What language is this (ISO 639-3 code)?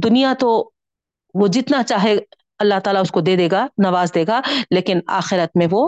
urd